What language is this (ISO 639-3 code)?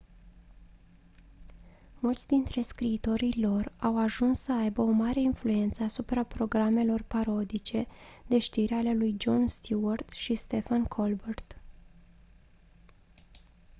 ron